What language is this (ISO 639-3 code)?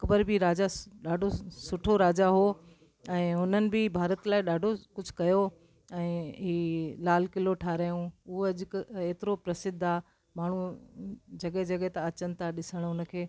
snd